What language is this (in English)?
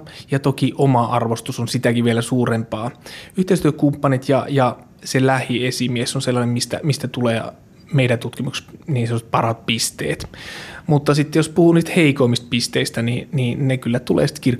Finnish